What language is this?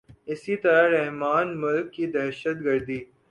Urdu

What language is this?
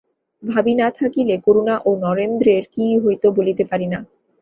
Bangla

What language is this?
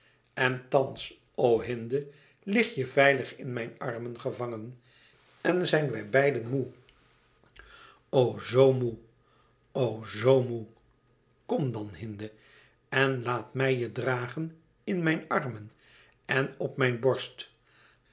Dutch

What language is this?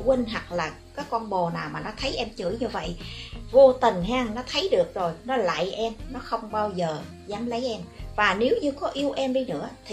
Vietnamese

